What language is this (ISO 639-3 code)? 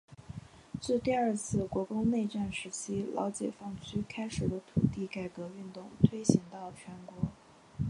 zho